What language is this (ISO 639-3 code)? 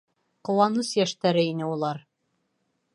bak